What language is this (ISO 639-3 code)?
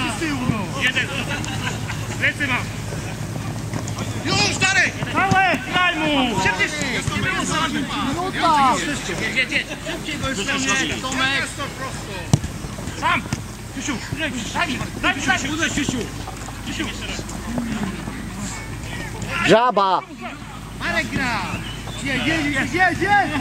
pol